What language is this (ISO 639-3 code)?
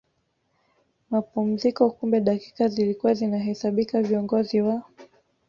swa